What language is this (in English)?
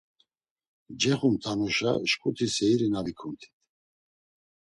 Laz